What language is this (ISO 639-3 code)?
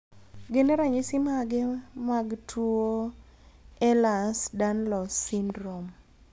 luo